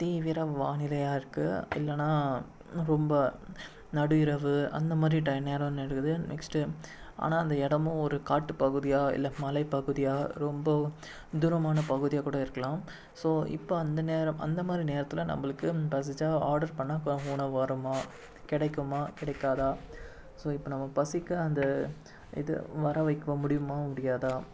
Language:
Tamil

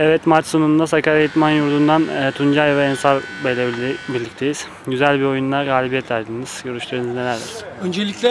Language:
Turkish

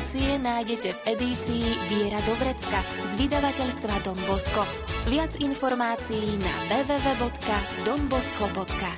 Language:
Slovak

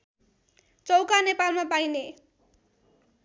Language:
Nepali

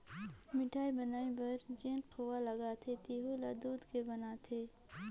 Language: Chhattisgarhi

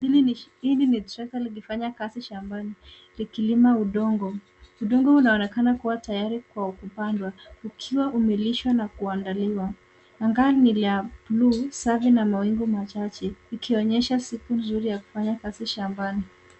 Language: Swahili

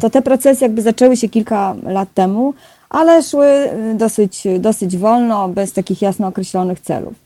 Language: Polish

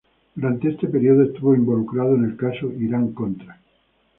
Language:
Spanish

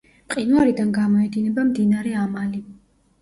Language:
Georgian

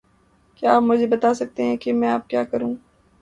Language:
Urdu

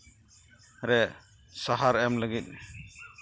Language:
Santali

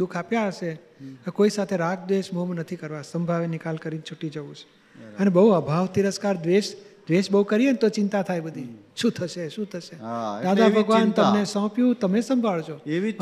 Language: Gujarati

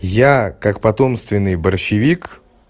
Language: Russian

